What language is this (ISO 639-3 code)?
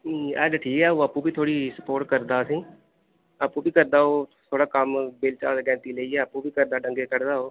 doi